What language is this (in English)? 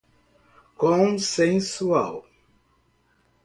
Portuguese